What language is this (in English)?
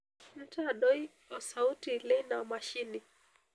Masai